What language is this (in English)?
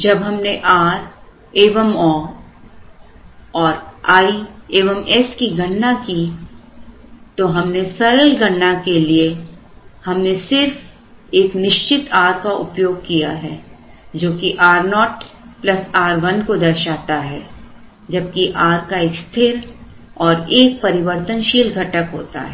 Hindi